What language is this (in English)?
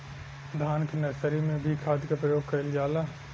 Bhojpuri